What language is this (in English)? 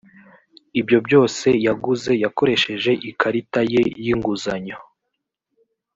Kinyarwanda